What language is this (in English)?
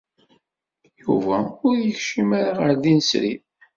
Kabyle